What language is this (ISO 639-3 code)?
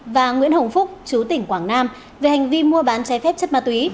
vie